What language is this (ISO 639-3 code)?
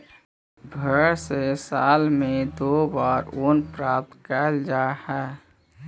mag